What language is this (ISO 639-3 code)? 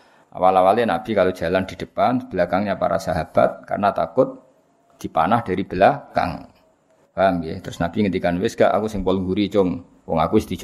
msa